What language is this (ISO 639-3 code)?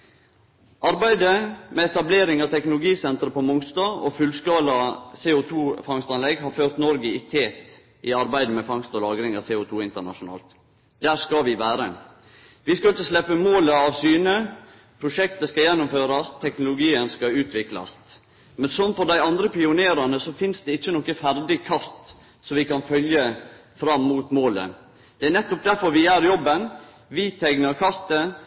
nno